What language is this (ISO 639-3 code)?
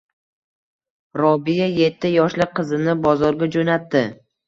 uzb